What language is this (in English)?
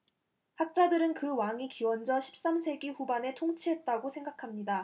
Korean